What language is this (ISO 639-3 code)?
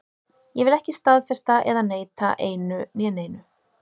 isl